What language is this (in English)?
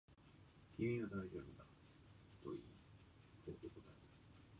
Japanese